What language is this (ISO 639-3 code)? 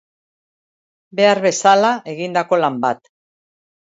eus